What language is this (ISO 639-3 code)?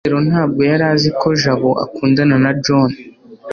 kin